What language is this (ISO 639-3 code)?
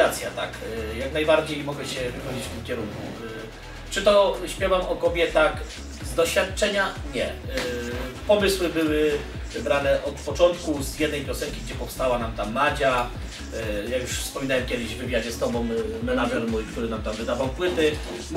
pol